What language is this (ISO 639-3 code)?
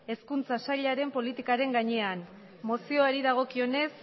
eus